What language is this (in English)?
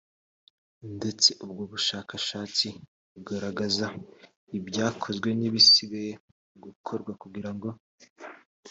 Kinyarwanda